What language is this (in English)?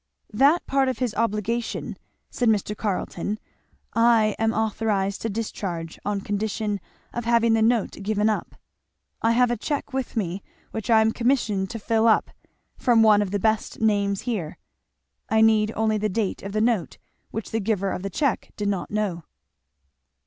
English